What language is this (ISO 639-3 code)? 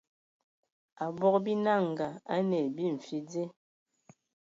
ewo